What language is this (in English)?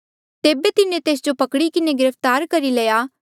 Mandeali